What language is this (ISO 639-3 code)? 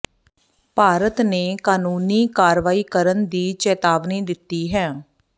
pan